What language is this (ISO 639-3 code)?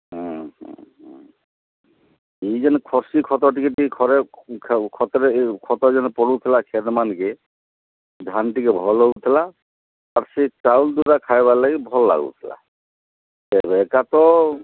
ori